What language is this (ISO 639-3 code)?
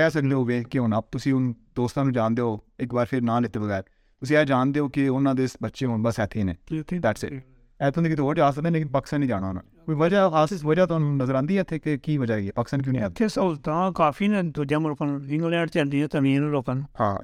urd